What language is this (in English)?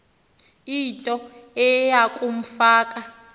Xhosa